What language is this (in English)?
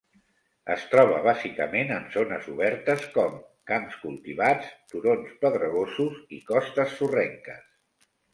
Catalan